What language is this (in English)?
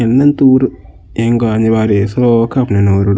Tulu